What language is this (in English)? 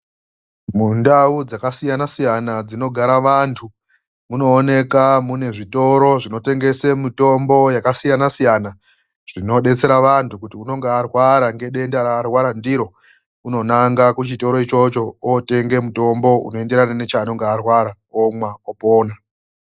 Ndau